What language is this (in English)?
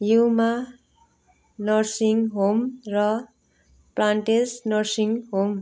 Nepali